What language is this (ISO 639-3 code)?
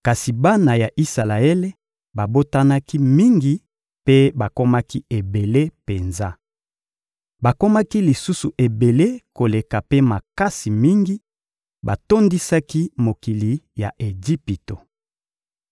lin